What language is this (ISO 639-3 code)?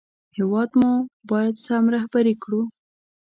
pus